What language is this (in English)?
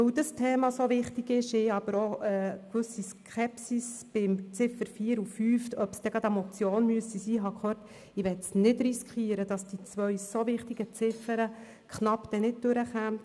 Swiss German